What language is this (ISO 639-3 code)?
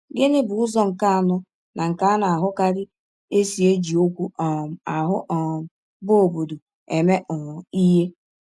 ibo